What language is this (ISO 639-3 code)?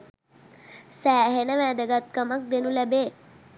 sin